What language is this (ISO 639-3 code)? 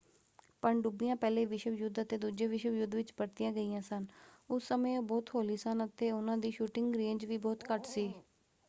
pan